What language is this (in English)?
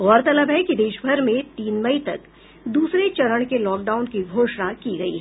Hindi